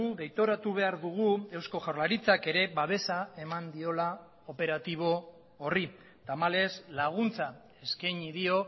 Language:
Basque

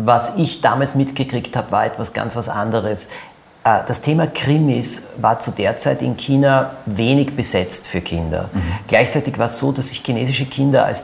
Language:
German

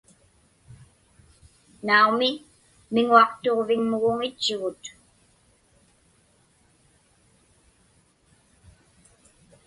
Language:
Inupiaq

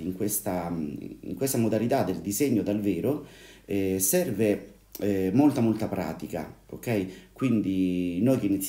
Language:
Italian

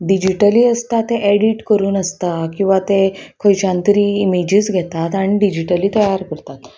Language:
Konkani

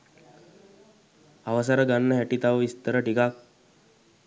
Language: Sinhala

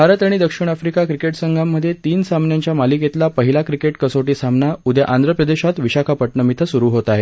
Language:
Marathi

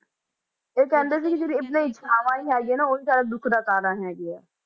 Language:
Punjabi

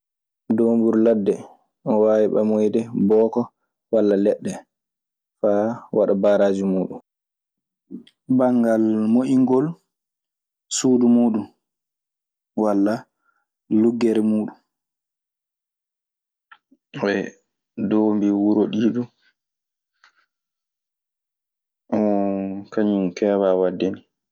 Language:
Maasina Fulfulde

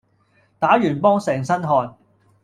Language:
Cantonese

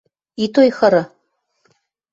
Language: Western Mari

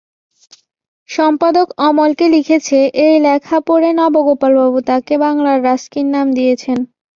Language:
Bangla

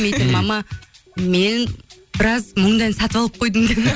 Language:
Kazakh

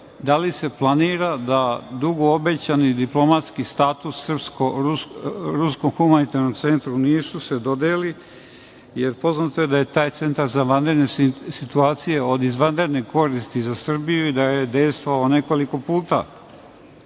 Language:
Serbian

